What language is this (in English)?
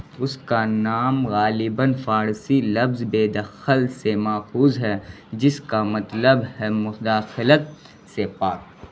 Urdu